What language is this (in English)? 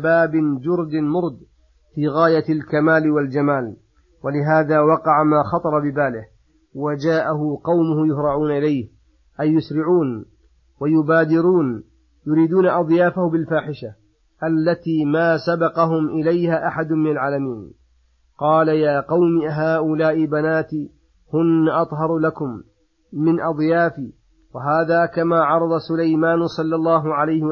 Arabic